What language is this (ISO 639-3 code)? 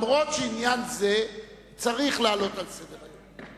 heb